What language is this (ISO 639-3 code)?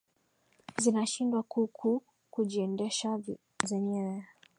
swa